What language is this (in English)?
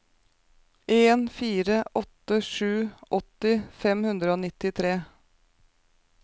Norwegian